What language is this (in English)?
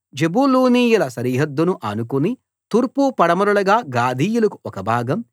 Telugu